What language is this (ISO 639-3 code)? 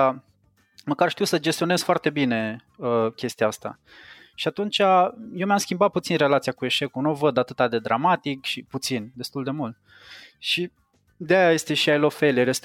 ron